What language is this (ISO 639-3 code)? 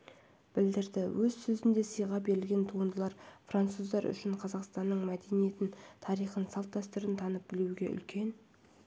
kaz